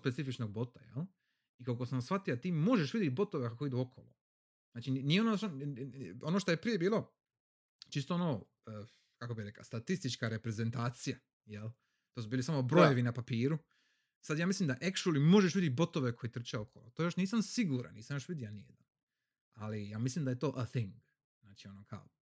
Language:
Croatian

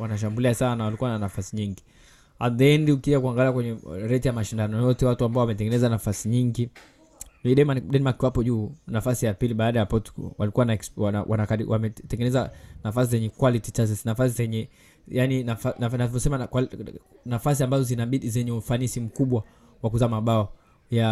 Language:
Swahili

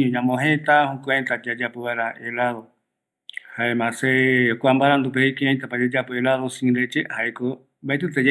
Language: Eastern Bolivian Guaraní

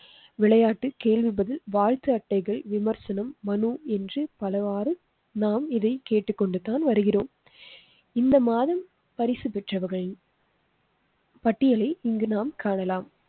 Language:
Tamil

